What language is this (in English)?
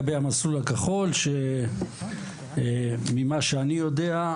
Hebrew